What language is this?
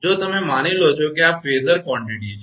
Gujarati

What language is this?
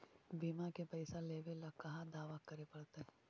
Magahi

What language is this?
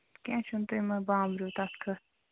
Kashmiri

